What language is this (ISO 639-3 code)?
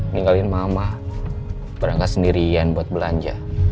ind